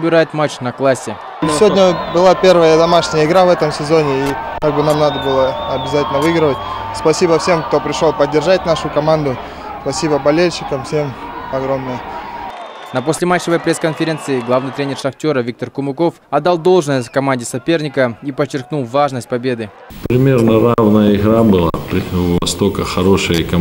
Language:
Russian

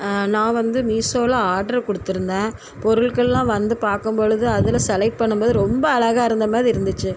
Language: Tamil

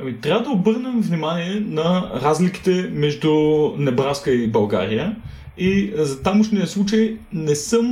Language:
Bulgarian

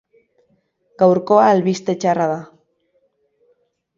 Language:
Basque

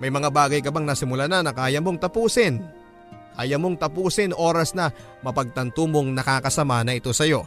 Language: Filipino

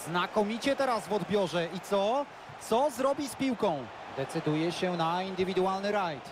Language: Polish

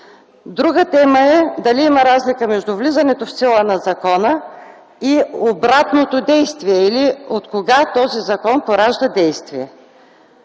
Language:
Bulgarian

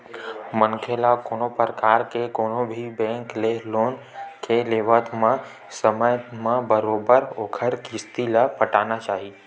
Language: Chhattisgarhi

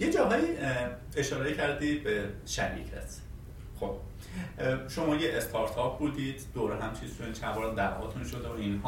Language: Persian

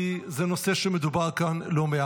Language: Hebrew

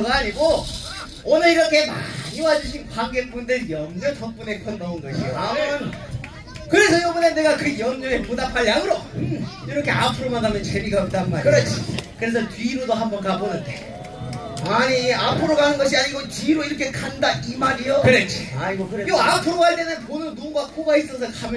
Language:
Korean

